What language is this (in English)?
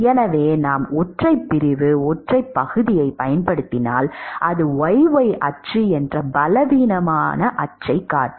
Tamil